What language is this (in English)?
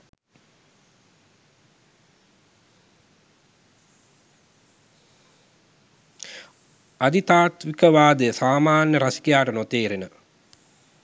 Sinhala